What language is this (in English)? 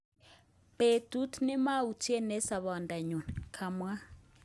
Kalenjin